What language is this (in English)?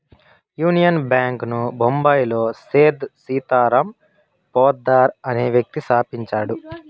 Telugu